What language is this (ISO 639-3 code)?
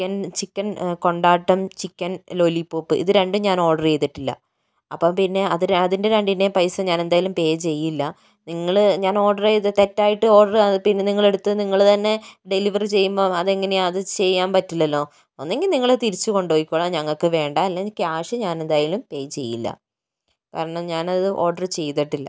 mal